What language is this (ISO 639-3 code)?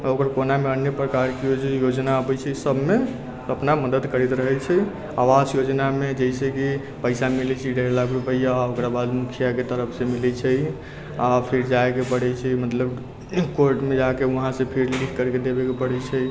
mai